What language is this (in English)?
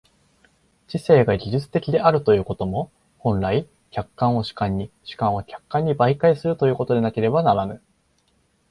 Japanese